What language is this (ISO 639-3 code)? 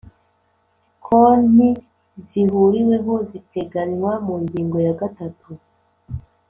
kin